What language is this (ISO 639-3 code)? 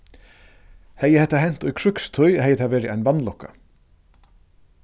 fao